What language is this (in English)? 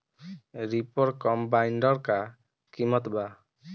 Bhojpuri